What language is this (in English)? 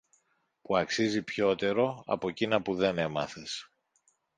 Greek